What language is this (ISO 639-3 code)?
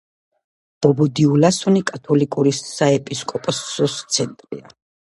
kat